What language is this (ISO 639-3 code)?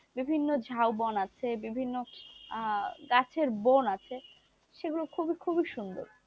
ben